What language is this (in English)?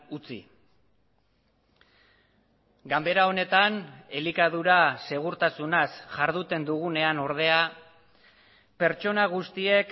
Basque